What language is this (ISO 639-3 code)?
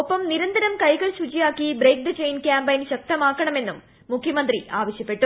mal